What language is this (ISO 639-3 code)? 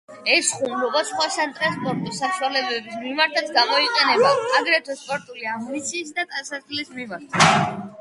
kat